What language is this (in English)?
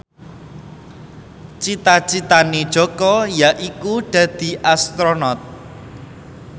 Javanese